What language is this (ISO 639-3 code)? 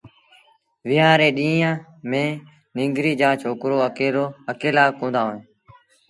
sbn